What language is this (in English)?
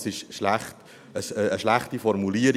Swiss German